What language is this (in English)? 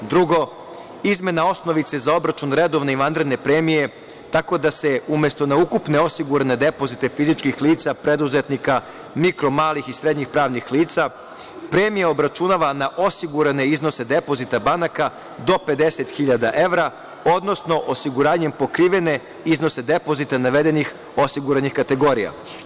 Serbian